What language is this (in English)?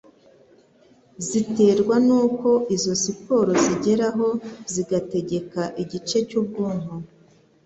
Kinyarwanda